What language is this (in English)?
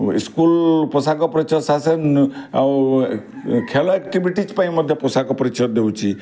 Odia